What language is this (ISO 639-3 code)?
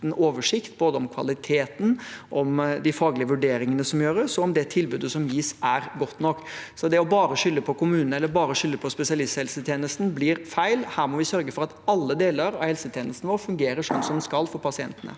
nor